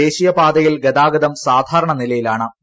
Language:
Malayalam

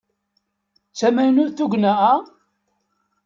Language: Kabyle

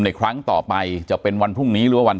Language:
Thai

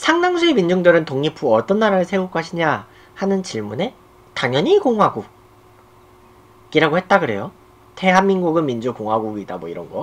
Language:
Korean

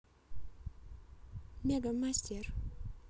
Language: Russian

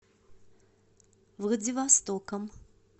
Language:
Russian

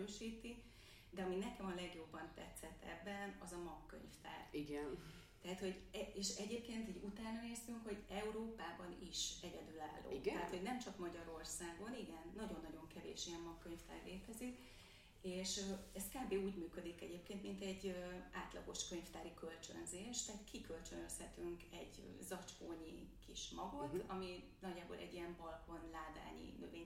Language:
Hungarian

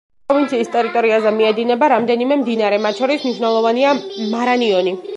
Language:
Georgian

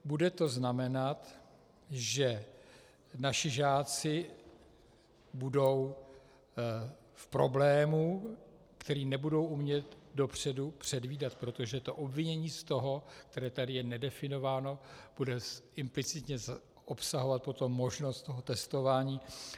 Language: Czech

